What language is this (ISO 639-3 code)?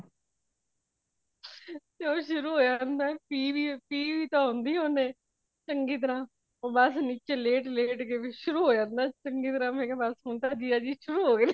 pan